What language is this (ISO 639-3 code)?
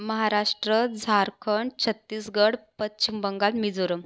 mar